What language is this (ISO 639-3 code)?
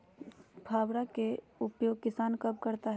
mag